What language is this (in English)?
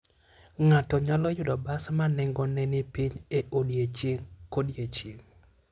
Luo (Kenya and Tanzania)